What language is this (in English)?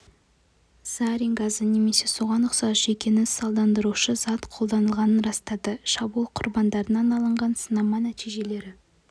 Kazakh